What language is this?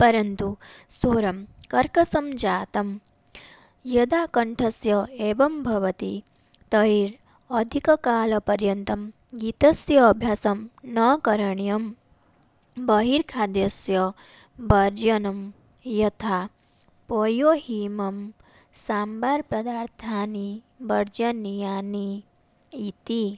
Sanskrit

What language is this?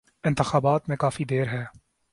Urdu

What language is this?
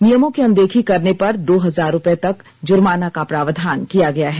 Hindi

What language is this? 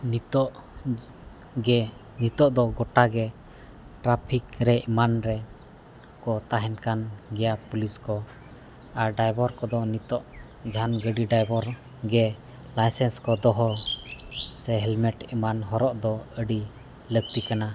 Santali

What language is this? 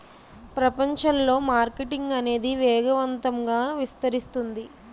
Telugu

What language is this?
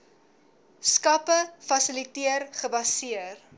Afrikaans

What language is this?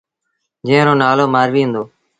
Sindhi Bhil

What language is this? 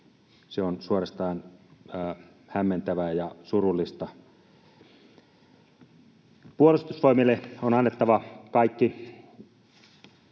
Finnish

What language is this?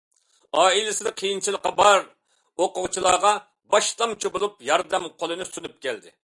Uyghur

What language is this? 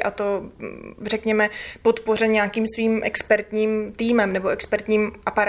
Czech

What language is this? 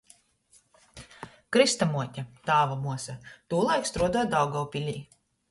Latgalian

